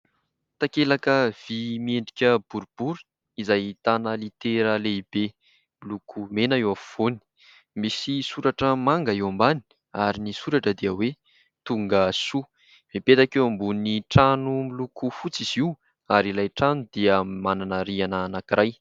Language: Malagasy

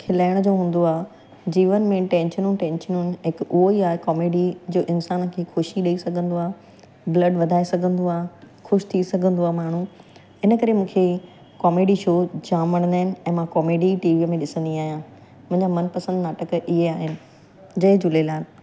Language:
Sindhi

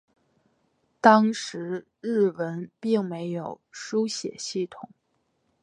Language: Chinese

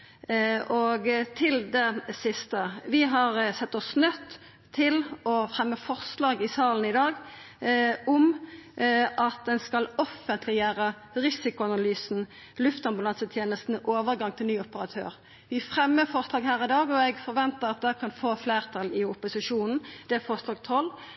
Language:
Norwegian Nynorsk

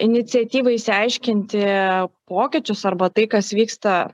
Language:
Lithuanian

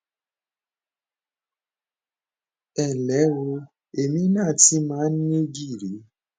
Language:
Yoruba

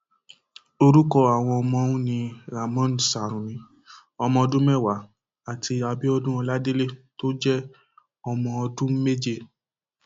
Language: Yoruba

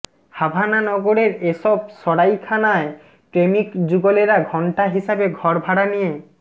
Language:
Bangla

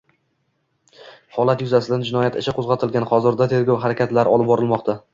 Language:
Uzbek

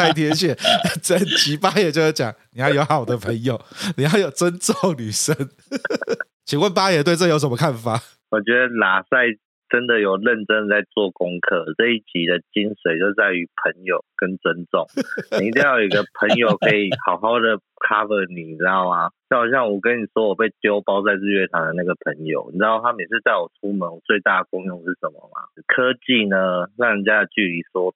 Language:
Chinese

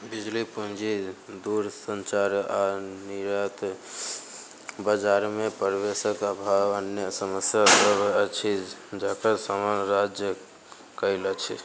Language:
Maithili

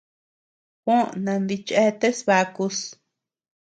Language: Tepeuxila Cuicatec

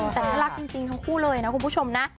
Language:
Thai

